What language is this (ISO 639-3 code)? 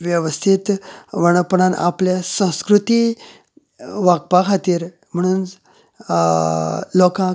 kok